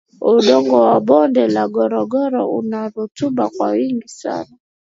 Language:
Swahili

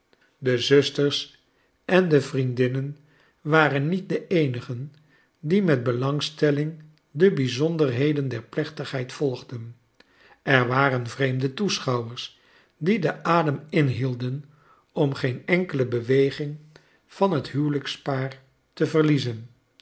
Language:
Dutch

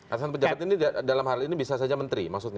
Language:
Indonesian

